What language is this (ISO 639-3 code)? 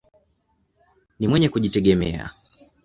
swa